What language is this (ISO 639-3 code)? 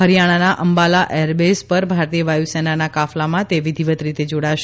guj